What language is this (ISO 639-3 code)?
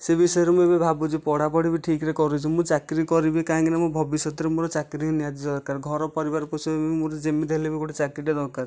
ori